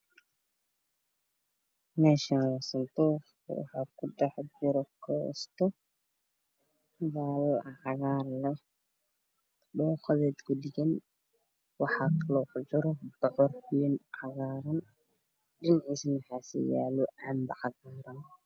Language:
Somali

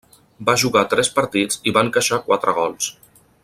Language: Catalan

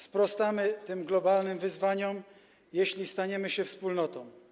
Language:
Polish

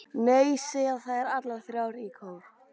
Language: Icelandic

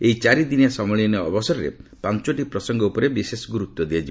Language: Odia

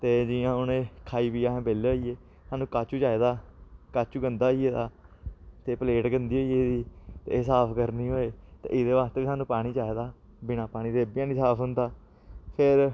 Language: Dogri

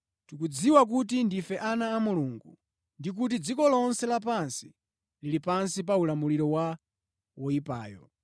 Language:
Nyanja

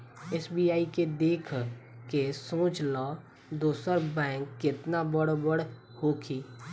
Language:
Bhojpuri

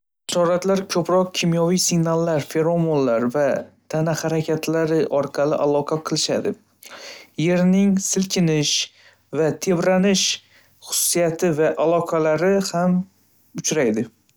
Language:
Uzbek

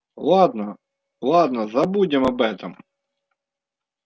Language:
Russian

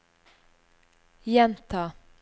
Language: Norwegian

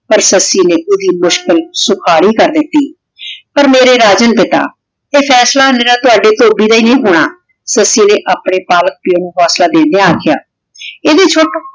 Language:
Punjabi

